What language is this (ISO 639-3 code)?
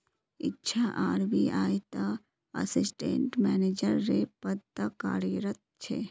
mag